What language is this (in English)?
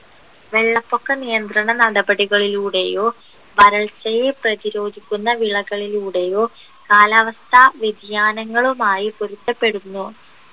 Malayalam